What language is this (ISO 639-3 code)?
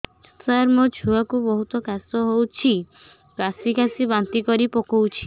ori